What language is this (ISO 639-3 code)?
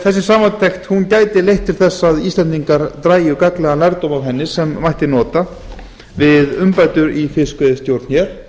isl